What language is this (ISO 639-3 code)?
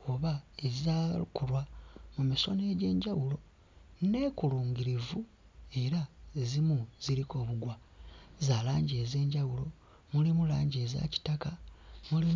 lug